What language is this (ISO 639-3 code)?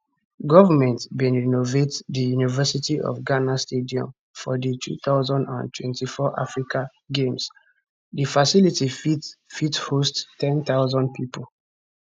pcm